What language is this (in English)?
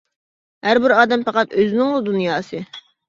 Uyghur